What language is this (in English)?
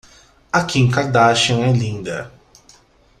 Portuguese